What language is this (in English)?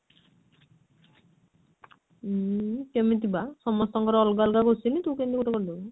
Odia